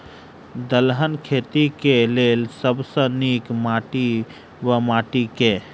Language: Maithili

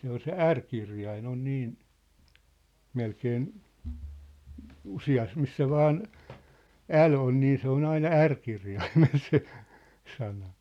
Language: Finnish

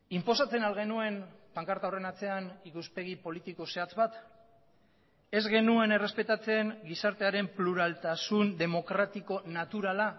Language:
Basque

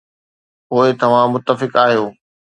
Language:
Sindhi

